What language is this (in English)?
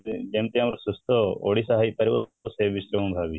Odia